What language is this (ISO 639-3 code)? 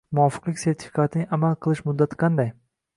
uzb